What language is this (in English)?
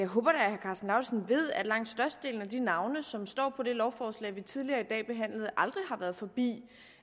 Danish